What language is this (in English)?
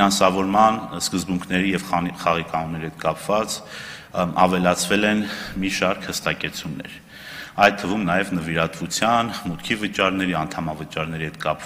Romanian